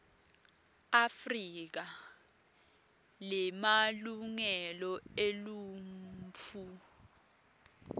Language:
Swati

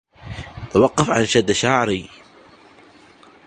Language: Arabic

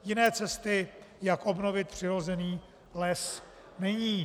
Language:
Czech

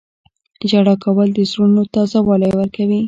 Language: Pashto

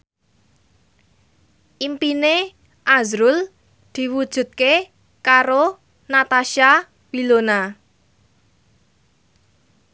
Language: Javanese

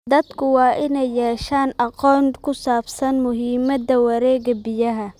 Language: Somali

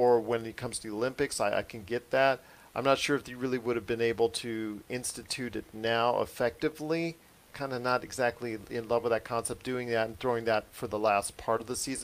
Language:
English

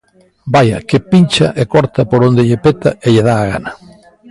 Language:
Galician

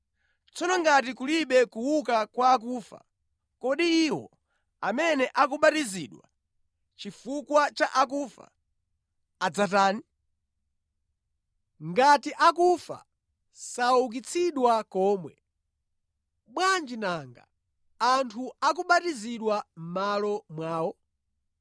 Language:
Nyanja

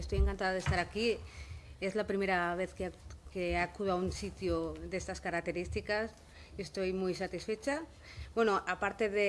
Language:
Spanish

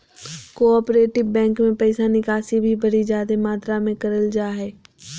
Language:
Magahi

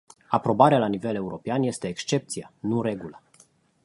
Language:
Romanian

